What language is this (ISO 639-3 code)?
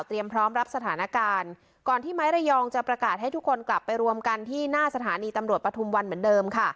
tha